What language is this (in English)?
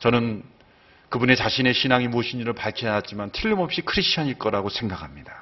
Korean